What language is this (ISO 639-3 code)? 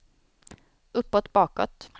swe